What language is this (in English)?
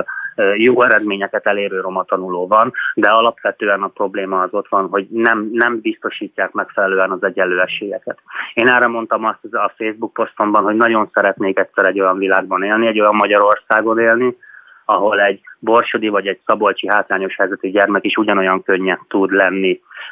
Hungarian